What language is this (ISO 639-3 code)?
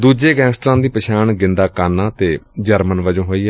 pan